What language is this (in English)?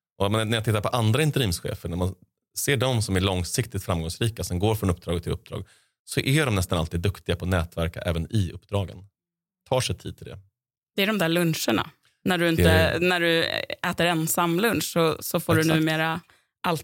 Swedish